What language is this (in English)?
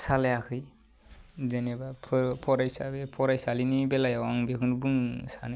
Bodo